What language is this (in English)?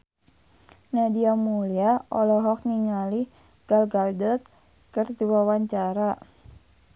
Sundanese